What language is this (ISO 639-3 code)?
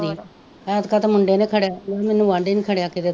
pan